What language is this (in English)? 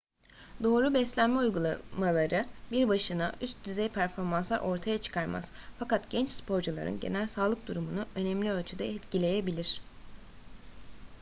Turkish